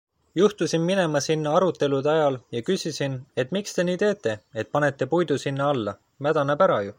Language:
Estonian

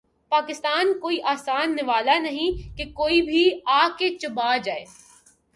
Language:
Urdu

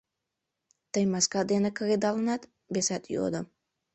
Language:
Mari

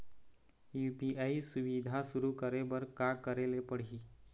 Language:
Chhattisgarhi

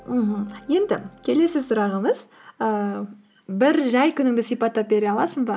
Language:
Kazakh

